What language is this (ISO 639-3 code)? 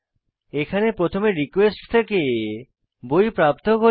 ben